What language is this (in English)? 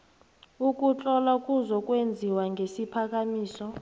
South Ndebele